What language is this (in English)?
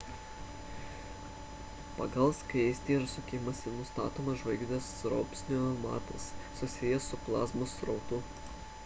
Lithuanian